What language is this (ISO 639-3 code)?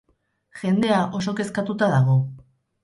eus